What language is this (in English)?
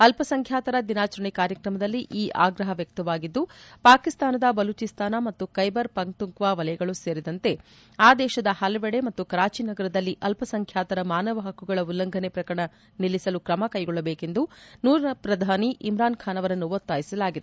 Kannada